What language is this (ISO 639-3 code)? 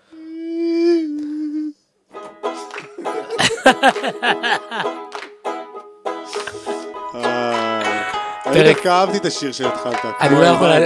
heb